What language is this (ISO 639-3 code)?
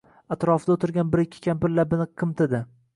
uzb